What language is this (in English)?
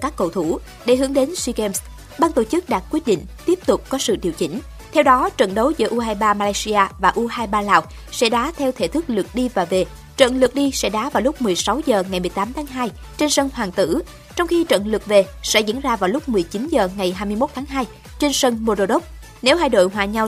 Vietnamese